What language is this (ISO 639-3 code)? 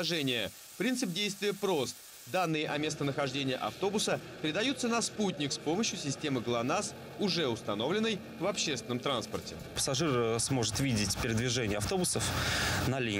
rus